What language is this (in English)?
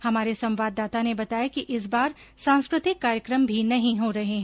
Hindi